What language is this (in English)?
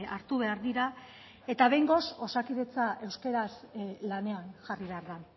Basque